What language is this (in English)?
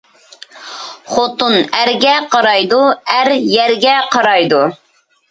Uyghur